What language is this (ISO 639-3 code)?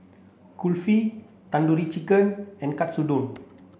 eng